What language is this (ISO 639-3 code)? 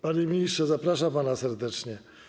pol